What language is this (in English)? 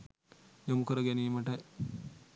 Sinhala